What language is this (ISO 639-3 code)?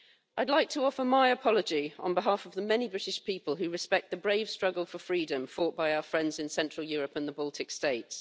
eng